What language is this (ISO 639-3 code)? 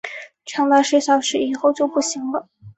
zho